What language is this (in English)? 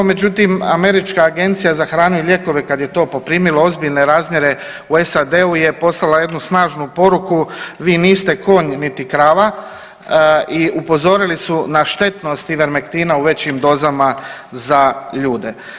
Croatian